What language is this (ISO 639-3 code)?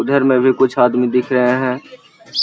mag